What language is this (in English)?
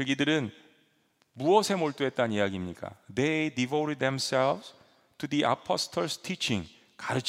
Korean